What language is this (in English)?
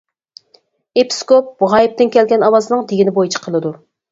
Uyghur